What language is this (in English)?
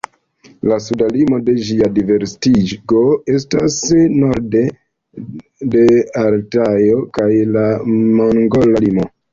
Esperanto